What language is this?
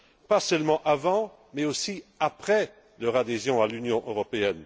French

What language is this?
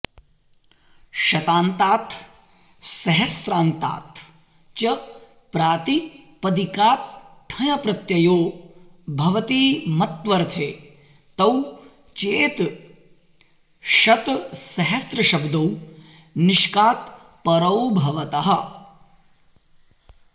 Sanskrit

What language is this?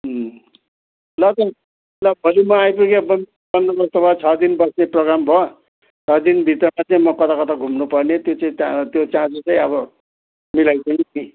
Nepali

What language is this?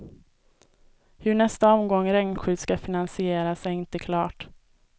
Swedish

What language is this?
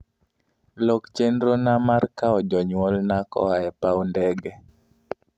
Luo (Kenya and Tanzania)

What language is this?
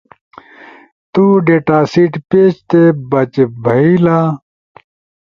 Ushojo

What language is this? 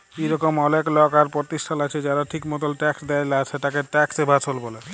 Bangla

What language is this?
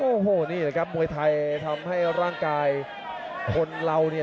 Thai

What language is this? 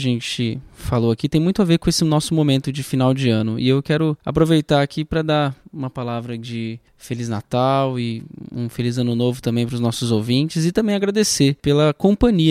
Portuguese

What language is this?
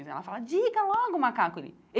Portuguese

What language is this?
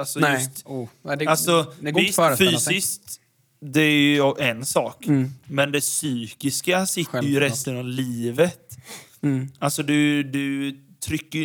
Swedish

